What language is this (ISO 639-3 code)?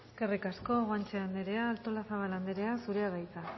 eus